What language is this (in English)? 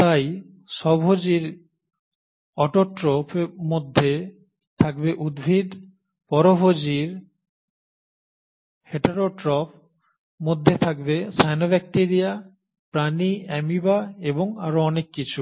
Bangla